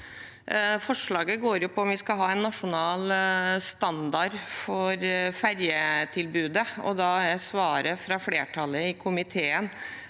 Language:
Norwegian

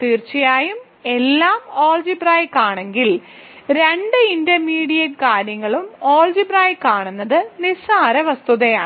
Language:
Malayalam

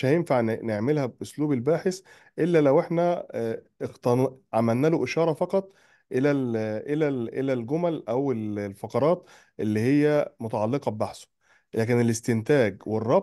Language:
Arabic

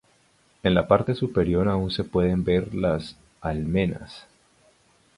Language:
Spanish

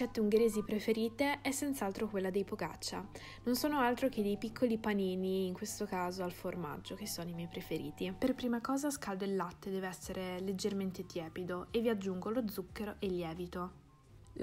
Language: Italian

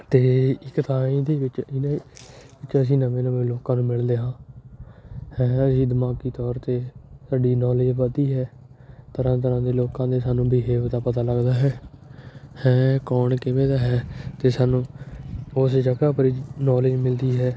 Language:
Punjabi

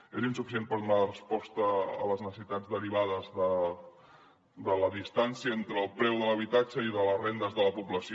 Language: Catalan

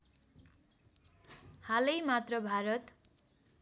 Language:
Nepali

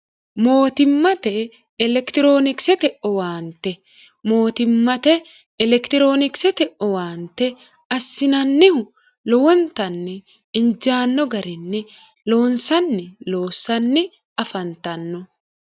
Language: Sidamo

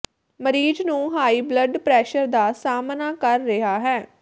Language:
Punjabi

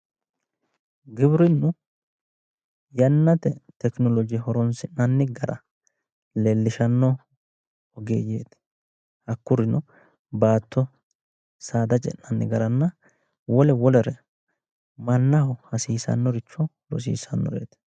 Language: Sidamo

